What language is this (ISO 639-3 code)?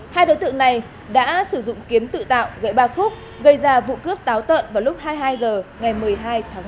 vie